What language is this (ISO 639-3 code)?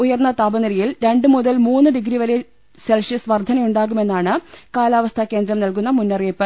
mal